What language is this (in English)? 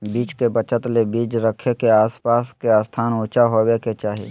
Magahi